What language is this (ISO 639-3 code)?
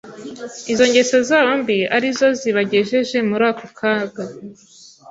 kin